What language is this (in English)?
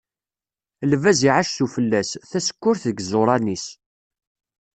Kabyle